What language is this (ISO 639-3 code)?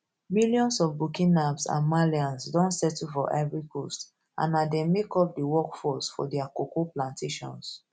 pcm